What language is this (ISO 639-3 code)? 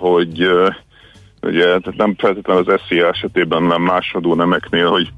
hun